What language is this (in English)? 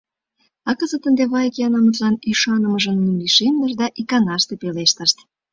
Mari